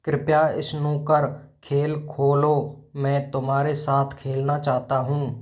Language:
Hindi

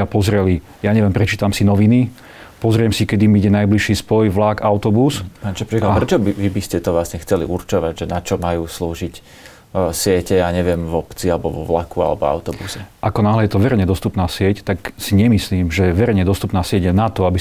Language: Slovak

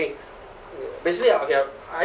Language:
English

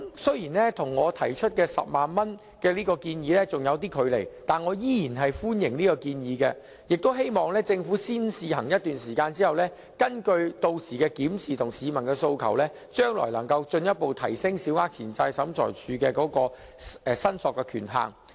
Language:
Cantonese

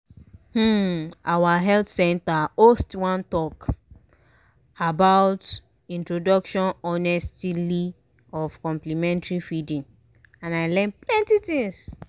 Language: Nigerian Pidgin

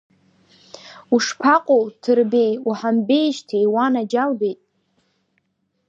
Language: Abkhazian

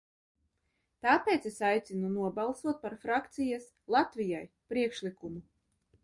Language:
Latvian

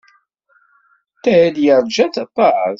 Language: Kabyle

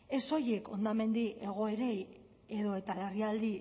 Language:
Basque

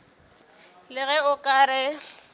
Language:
Northern Sotho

